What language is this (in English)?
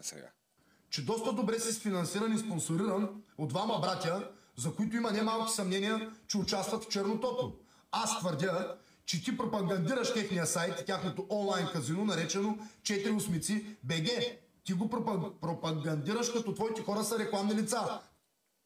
Bulgarian